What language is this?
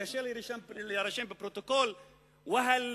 Hebrew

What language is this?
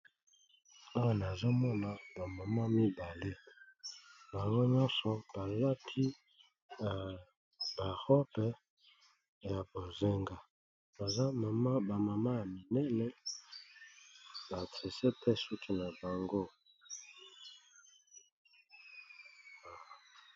Lingala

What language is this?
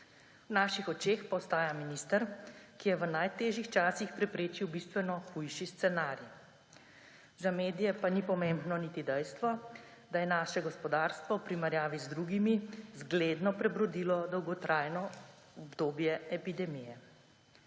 Slovenian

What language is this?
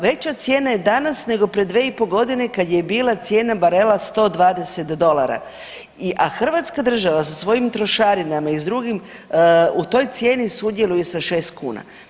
Croatian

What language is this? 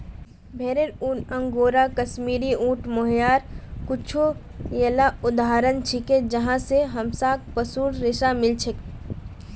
Magahi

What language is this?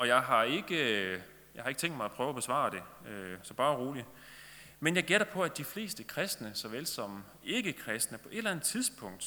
Danish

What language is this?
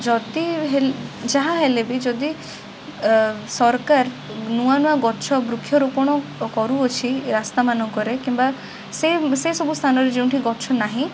Odia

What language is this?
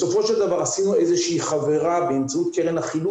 Hebrew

